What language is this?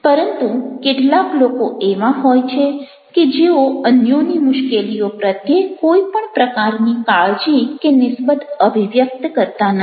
Gujarati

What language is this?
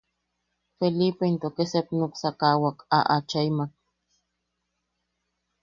Yaqui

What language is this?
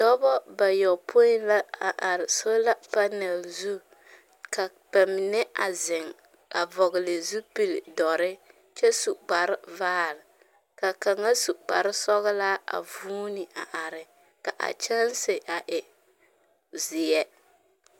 Southern Dagaare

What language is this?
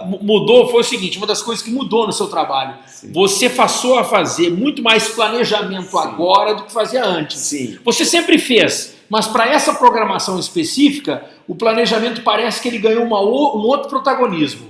Portuguese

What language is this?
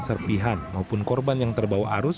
Indonesian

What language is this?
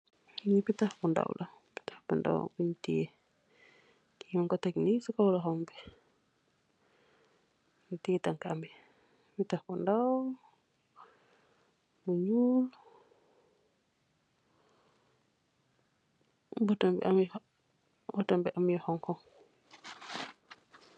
Wolof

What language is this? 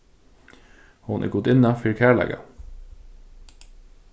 Faroese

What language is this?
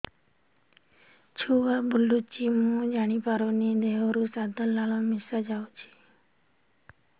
Odia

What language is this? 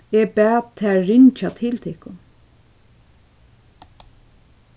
Faroese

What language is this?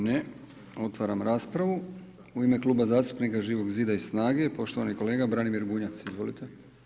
Croatian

